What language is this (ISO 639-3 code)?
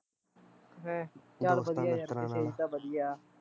pan